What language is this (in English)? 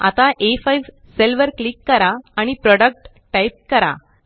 Marathi